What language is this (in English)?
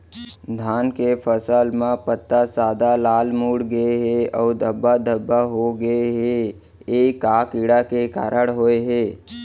Chhattisgarhi